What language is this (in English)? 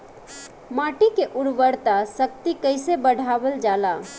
Bhojpuri